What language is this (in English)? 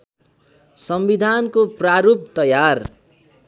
Nepali